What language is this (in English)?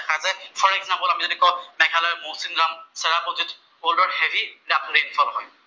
Assamese